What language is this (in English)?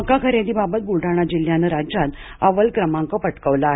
Marathi